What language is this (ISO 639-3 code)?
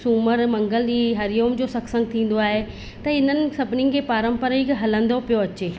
snd